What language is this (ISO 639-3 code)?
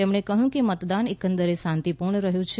guj